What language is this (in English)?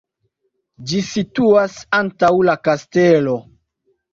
Esperanto